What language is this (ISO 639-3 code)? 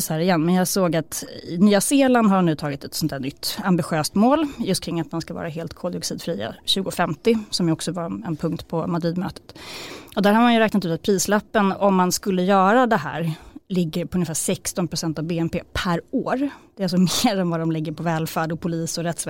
swe